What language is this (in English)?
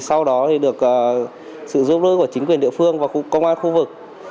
Vietnamese